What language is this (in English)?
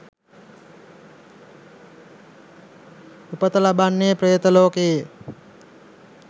Sinhala